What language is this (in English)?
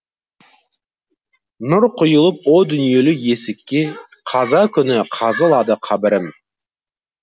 Kazakh